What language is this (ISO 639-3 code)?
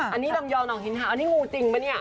tha